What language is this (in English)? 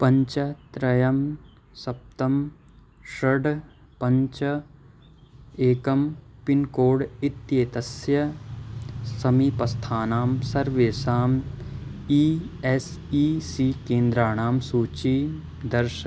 Sanskrit